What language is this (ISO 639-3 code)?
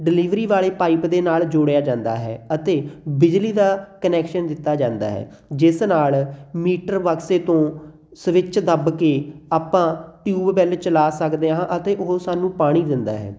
pan